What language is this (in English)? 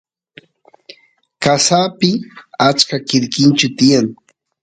Santiago del Estero Quichua